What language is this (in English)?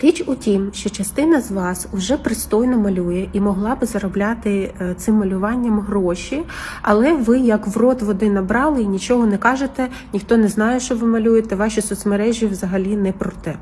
Ukrainian